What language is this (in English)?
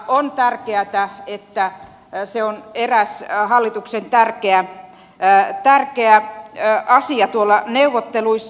Finnish